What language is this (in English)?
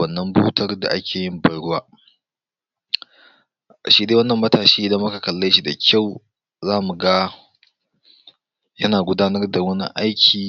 Hausa